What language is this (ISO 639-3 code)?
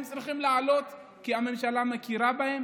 heb